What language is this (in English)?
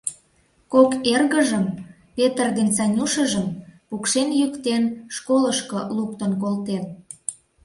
Mari